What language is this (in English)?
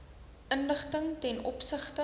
Afrikaans